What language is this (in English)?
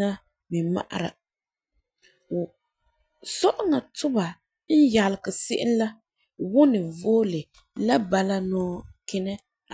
Frafra